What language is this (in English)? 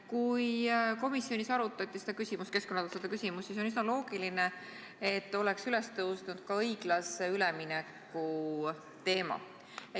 Estonian